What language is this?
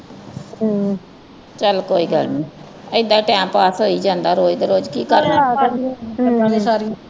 Punjabi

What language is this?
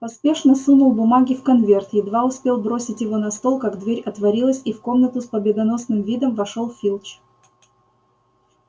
Russian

